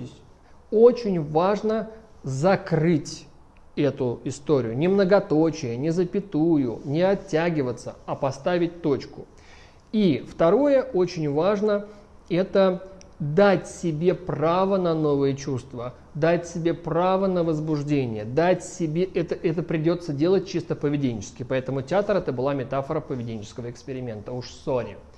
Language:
Russian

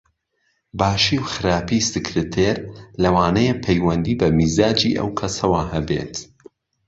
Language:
Central Kurdish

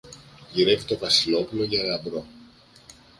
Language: Greek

